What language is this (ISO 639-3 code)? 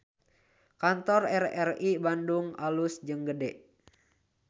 sun